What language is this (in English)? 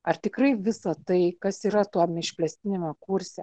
Lithuanian